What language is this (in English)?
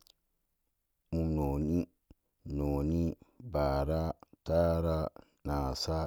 Samba Daka